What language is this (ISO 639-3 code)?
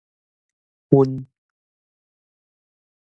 nan